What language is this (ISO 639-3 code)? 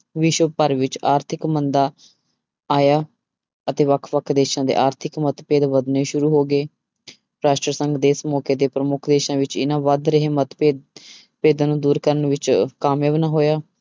pan